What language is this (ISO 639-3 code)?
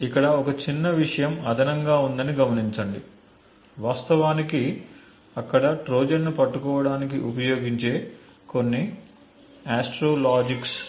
tel